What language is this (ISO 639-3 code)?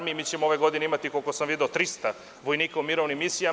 srp